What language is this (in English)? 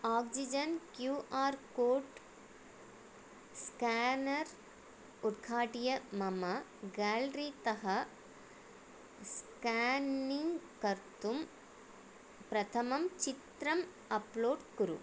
Sanskrit